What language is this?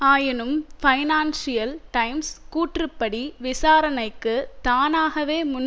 Tamil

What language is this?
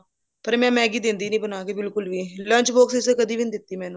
Punjabi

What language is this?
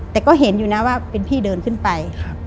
Thai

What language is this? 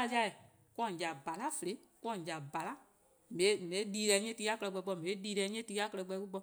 Eastern Krahn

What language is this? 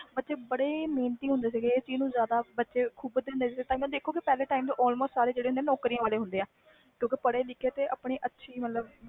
Punjabi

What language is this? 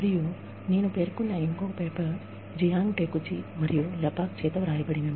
Telugu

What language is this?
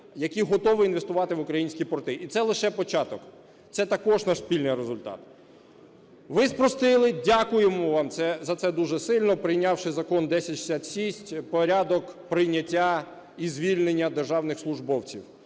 Ukrainian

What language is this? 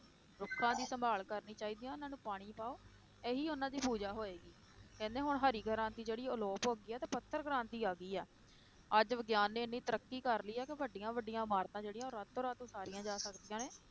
Punjabi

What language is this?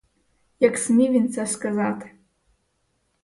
Ukrainian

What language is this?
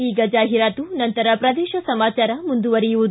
Kannada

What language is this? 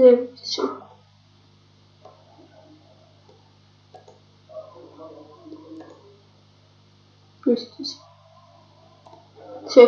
Russian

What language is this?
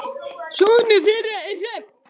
Icelandic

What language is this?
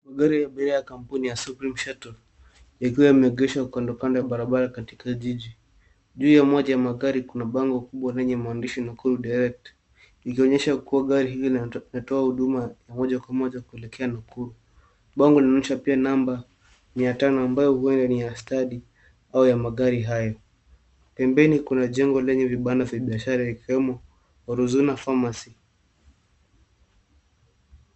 Swahili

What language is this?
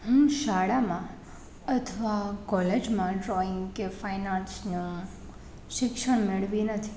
Gujarati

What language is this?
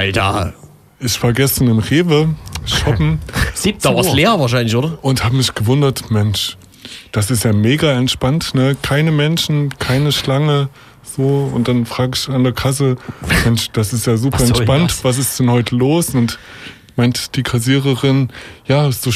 German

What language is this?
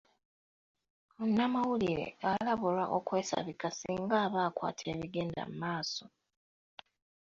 Ganda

